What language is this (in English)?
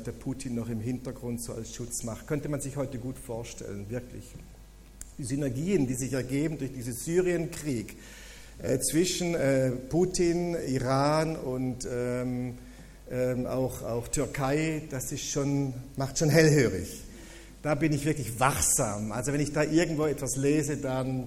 German